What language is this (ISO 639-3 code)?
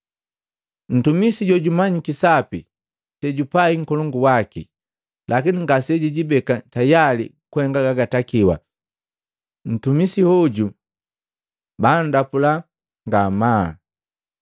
mgv